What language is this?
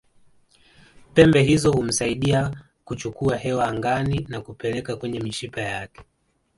Swahili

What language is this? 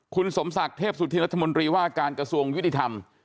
Thai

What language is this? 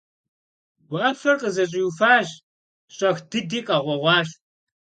Kabardian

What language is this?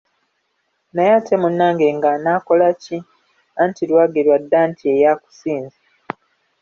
Ganda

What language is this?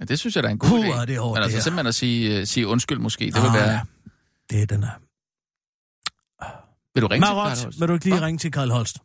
Danish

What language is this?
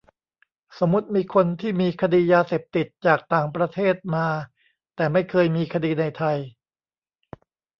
Thai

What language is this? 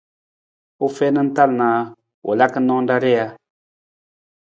Nawdm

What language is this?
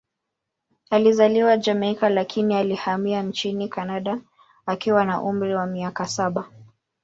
Swahili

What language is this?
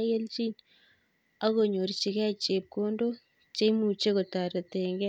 Kalenjin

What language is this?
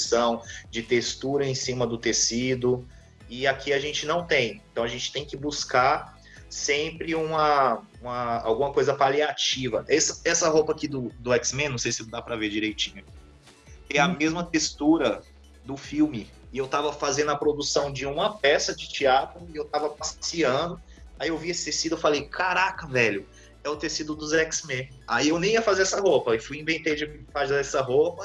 Portuguese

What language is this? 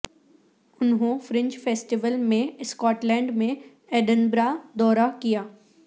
Urdu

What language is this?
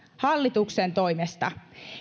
Finnish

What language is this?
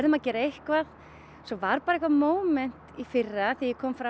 Icelandic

